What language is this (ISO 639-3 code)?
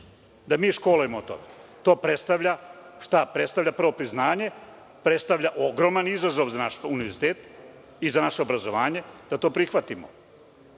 srp